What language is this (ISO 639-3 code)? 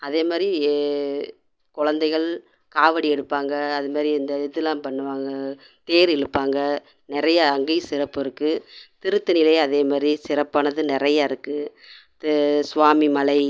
tam